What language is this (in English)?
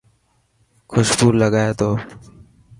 Dhatki